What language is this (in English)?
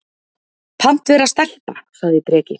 Icelandic